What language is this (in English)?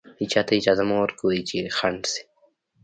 Pashto